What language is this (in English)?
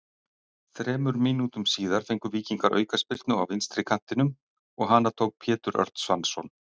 Icelandic